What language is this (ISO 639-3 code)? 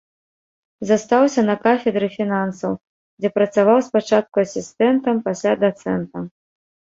bel